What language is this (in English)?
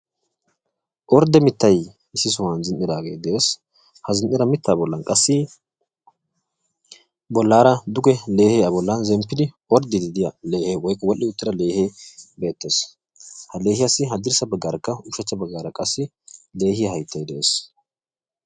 Wolaytta